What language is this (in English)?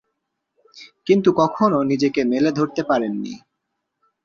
Bangla